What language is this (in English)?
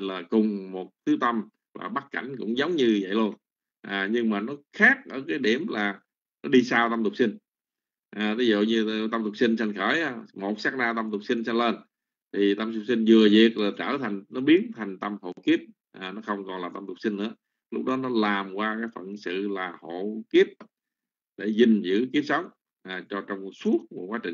Vietnamese